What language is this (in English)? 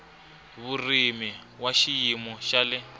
Tsonga